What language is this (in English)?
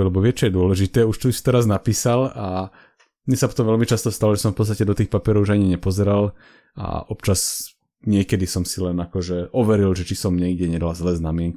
Slovak